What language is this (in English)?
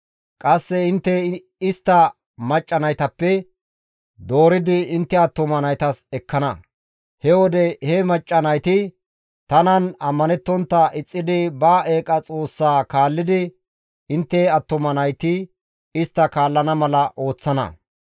Gamo